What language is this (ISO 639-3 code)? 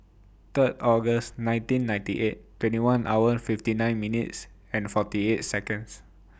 eng